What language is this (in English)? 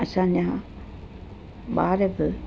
Sindhi